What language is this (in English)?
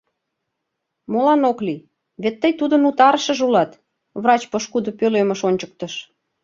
Mari